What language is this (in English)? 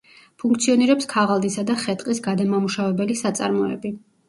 Georgian